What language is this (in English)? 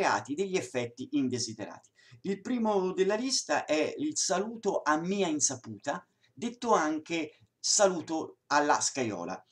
Italian